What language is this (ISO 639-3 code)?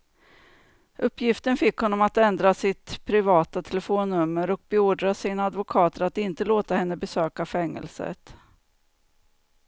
swe